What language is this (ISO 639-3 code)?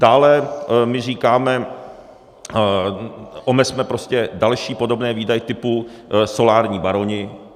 ces